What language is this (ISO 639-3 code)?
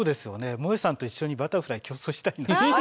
jpn